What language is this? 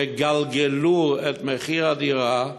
Hebrew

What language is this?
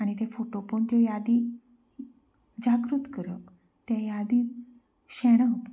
Konkani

